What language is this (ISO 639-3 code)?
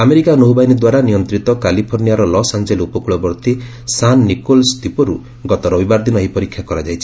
ori